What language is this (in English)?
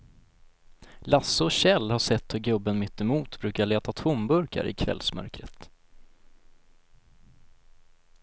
Swedish